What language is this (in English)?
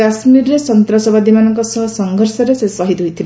Odia